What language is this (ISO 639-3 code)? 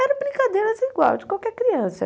por